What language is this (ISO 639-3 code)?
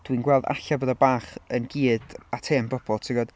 cym